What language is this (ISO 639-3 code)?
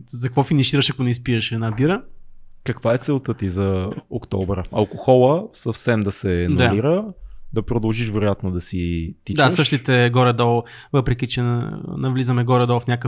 bul